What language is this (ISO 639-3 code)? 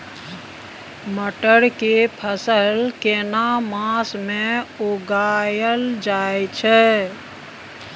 mai